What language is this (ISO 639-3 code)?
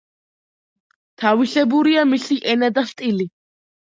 kat